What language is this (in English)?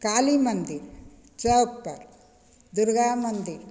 Maithili